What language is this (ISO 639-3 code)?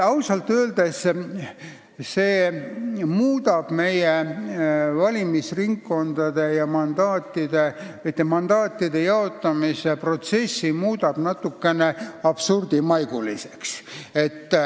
est